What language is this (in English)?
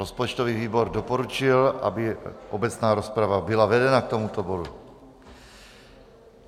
Czech